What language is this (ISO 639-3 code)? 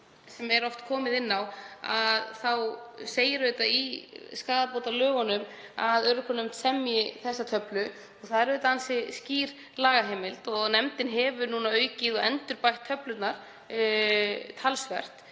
isl